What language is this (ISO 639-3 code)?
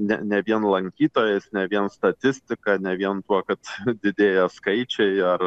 lit